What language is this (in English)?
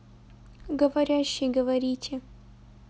Russian